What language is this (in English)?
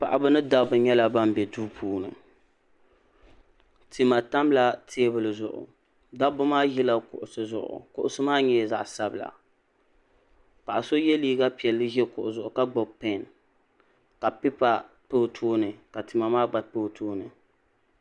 Dagbani